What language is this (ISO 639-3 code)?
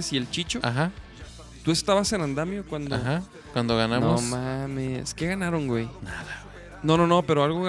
spa